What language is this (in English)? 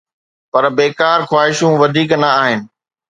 Sindhi